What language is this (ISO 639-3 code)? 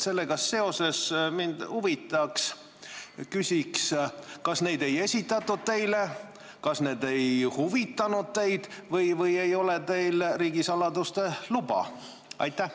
est